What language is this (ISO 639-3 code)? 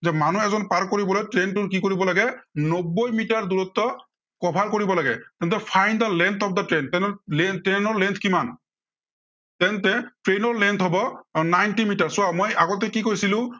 asm